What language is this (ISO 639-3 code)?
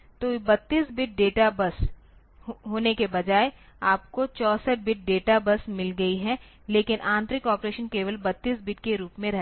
hin